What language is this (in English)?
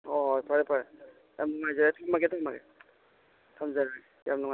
Manipuri